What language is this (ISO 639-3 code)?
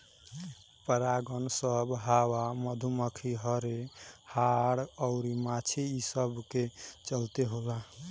bho